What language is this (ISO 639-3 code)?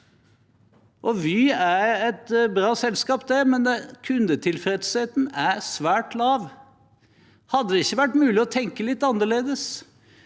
nor